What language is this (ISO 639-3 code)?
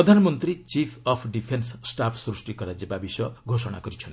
ori